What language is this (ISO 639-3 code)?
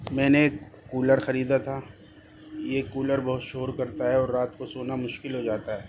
urd